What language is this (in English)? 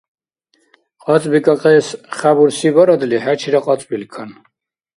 Dargwa